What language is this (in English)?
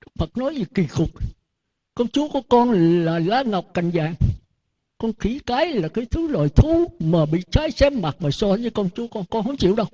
Vietnamese